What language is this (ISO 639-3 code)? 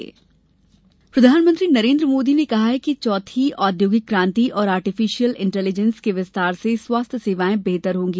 hin